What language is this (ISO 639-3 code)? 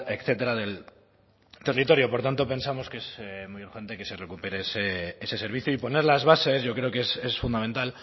spa